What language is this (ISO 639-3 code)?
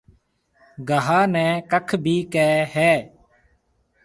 mve